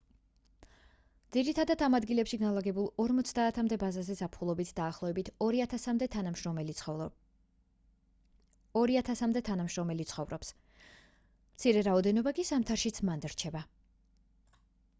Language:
Georgian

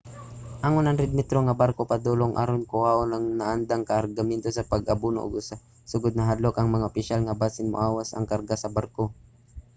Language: Cebuano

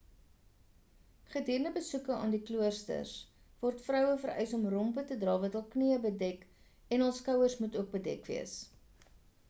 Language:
Afrikaans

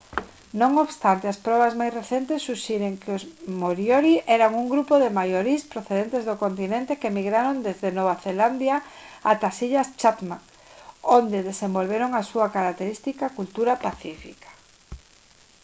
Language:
Galician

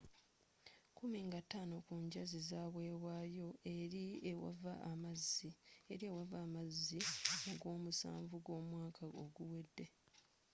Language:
Ganda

